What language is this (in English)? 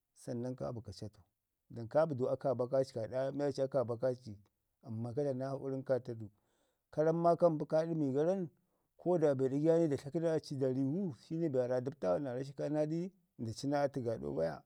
Ngizim